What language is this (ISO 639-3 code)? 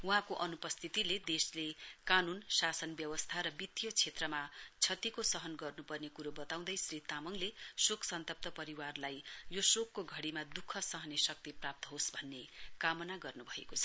nep